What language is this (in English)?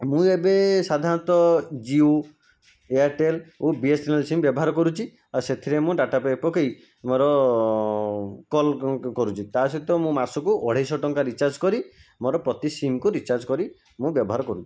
Odia